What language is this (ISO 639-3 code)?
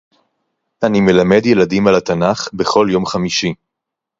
heb